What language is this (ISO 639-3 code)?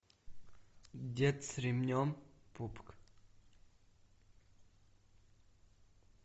rus